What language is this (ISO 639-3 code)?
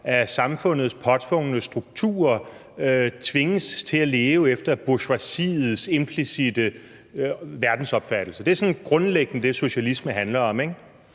dan